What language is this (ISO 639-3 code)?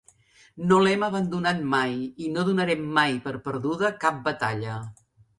cat